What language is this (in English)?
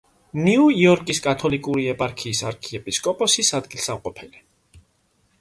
Georgian